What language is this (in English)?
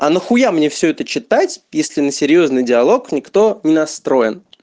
Russian